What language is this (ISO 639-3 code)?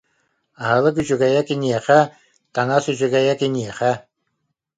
sah